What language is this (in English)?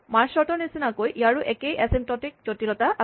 Assamese